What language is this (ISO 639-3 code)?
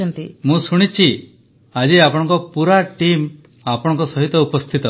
ori